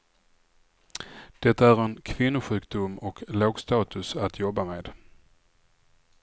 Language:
Swedish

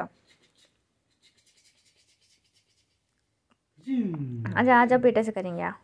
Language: Turkish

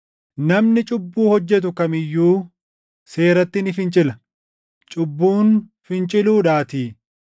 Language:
Oromo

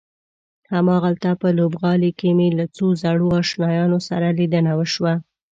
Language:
Pashto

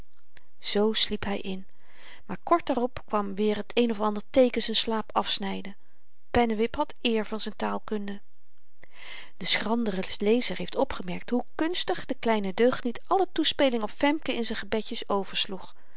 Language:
Dutch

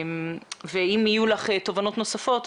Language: Hebrew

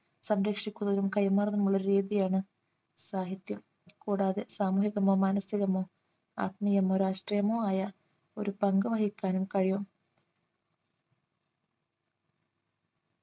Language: Malayalam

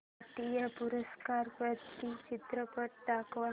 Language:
Marathi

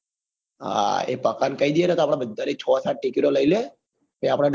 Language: Gujarati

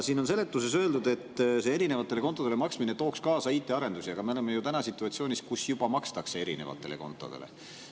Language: Estonian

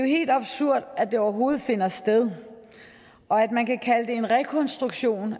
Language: Danish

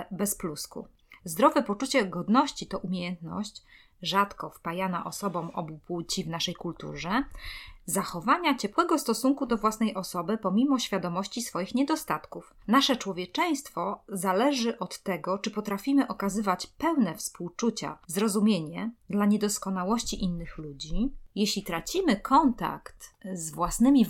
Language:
Polish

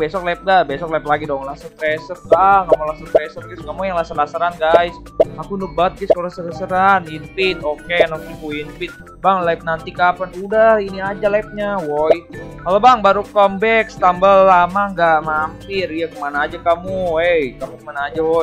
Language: Indonesian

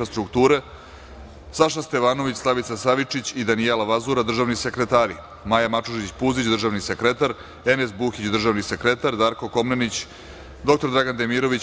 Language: Serbian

